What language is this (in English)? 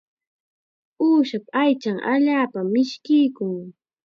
Chiquián Ancash Quechua